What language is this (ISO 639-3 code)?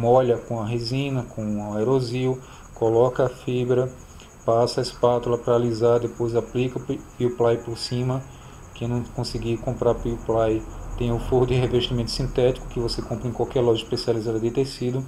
por